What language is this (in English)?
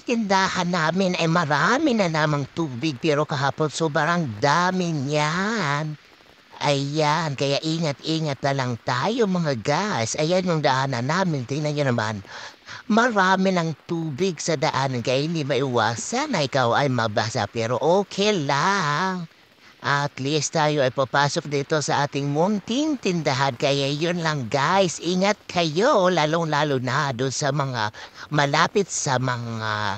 Filipino